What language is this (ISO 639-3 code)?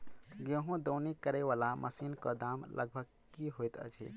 mai